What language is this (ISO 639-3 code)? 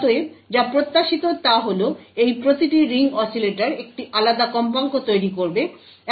ben